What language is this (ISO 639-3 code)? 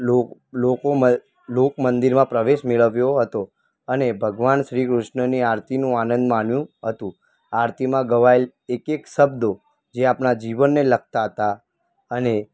guj